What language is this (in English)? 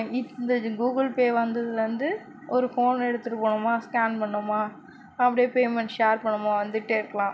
Tamil